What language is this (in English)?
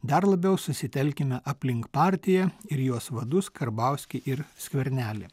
Lithuanian